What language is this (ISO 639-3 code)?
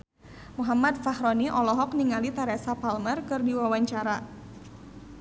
sun